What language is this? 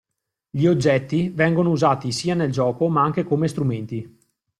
Italian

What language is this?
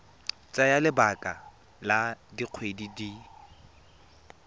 Tswana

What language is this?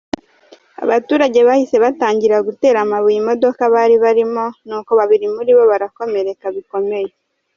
Kinyarwanda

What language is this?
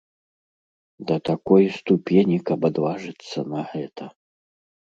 Belarusian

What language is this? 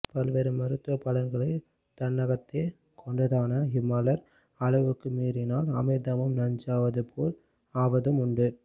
Tamil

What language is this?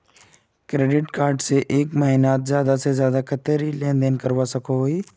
Magahi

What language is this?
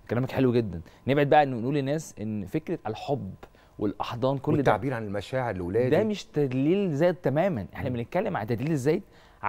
Arabic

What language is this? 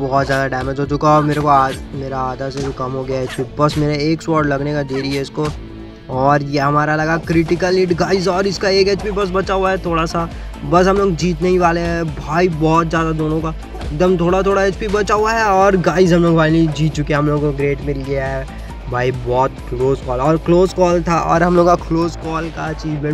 Hindi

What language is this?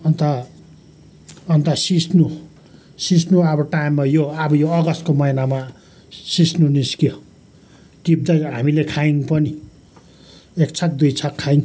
Nepali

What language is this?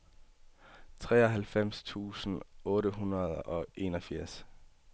Danish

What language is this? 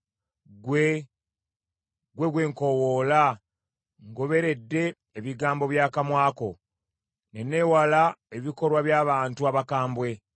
Ganda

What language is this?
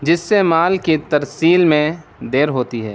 Urdu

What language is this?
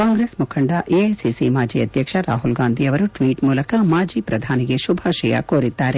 Kannada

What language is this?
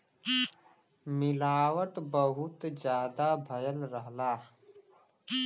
Bhojpuri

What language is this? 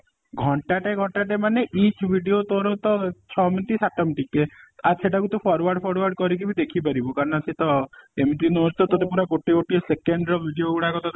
Odia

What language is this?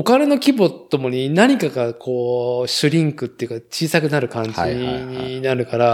Japanese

